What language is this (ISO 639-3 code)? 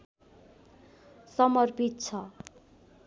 nep